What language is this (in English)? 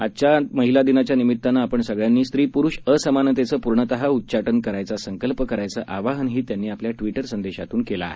Marathi